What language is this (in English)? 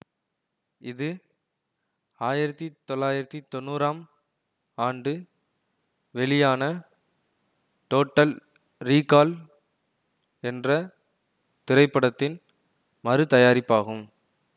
Tamil